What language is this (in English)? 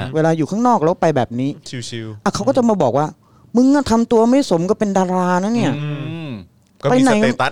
Thai